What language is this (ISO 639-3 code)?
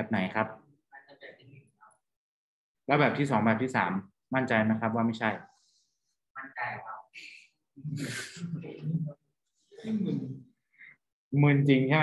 tha